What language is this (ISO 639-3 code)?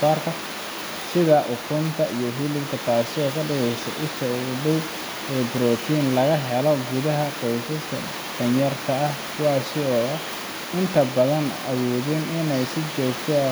som